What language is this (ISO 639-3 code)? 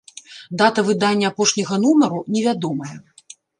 bel